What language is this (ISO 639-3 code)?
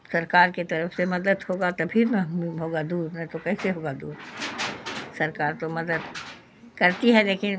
urd